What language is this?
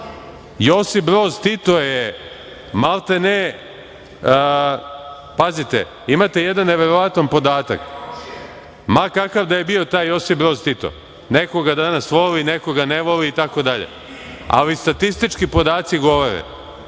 Serbian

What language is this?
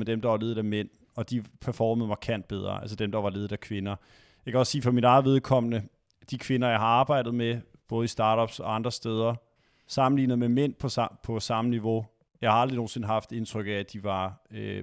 Danish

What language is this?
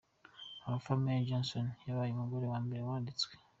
Kinyarwanda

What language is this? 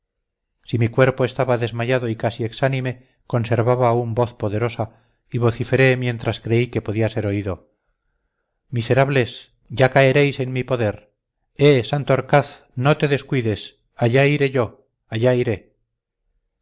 Spanish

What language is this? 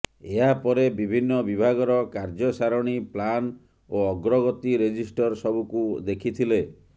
Odia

